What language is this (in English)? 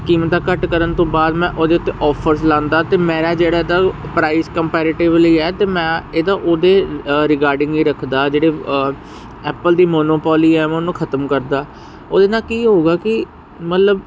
Punjabi